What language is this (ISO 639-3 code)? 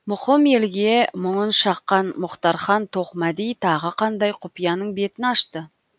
kaz